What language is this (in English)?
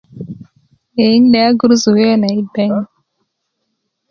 Kuku